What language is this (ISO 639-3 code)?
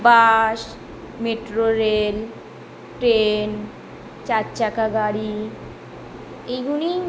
ben